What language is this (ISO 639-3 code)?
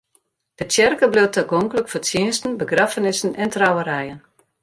fry